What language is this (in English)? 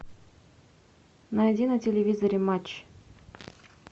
Russian